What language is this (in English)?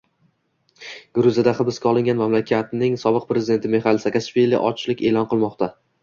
Uzbek